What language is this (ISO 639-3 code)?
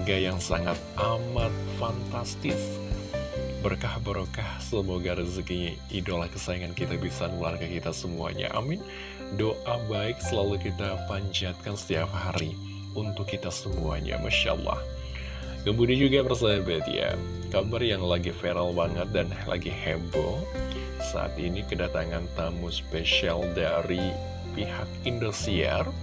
ind